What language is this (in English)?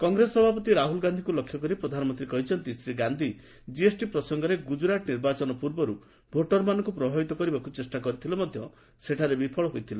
Odia